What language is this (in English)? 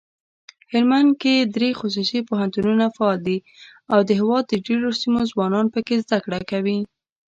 Pashto